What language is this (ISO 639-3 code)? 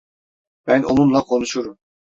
tur